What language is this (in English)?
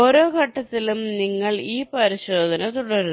Malayalam